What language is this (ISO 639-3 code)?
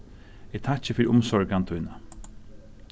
fao